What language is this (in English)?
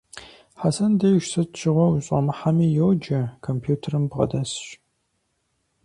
Kabardian